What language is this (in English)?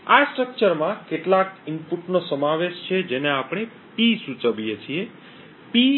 Gujarati